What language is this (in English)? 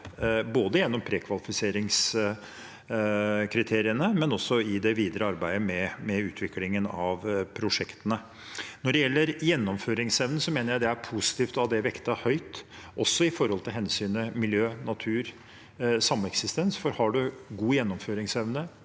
Norwegian